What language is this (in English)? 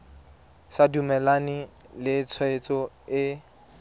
Tswana